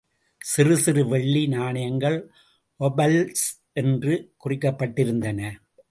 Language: Tamil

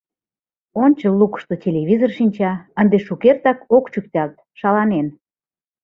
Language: Mari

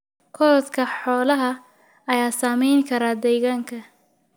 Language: Somali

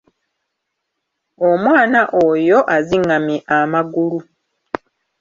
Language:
Ganda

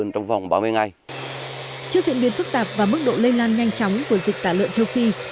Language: Vietnamese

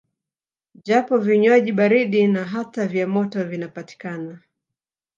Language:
Swahili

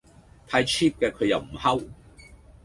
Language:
Cantonese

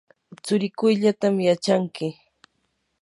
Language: Yanahuanca Pasco Quechua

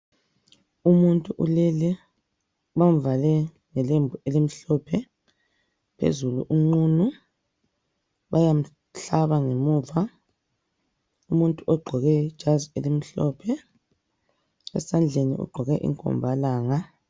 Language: North Ndebele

